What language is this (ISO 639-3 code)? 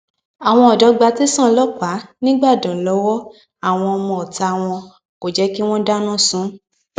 yor